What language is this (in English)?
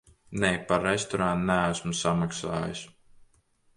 Latvian